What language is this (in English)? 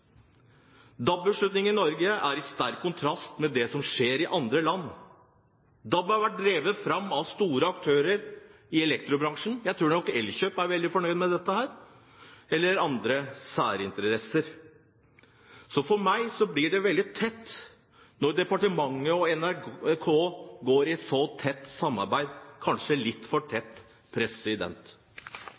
Norwegian Bokmål